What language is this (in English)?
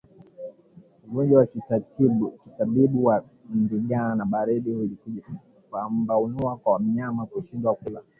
Swahili